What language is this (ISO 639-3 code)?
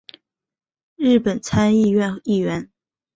zho